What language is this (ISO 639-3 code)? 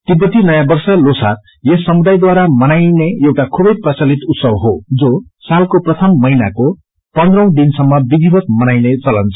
nep